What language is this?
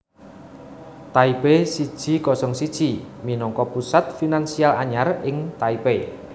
Javanese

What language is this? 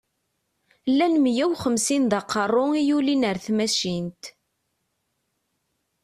Kabyle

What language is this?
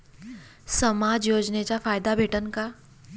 Marathi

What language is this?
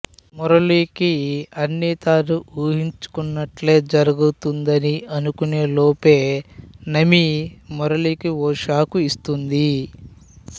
Telugu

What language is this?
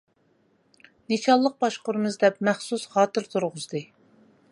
Uyghur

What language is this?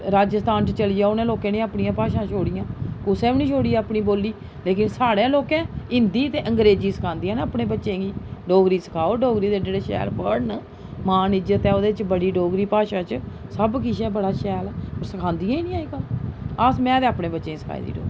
Dogri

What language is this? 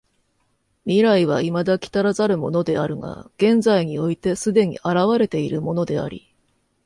Japanese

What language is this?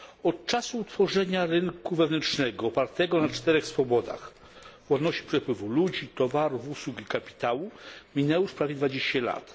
Polish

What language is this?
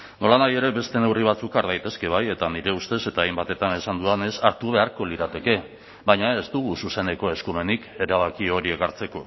Basque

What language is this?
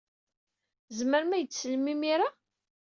Kabyle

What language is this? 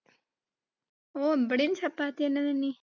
Malayalam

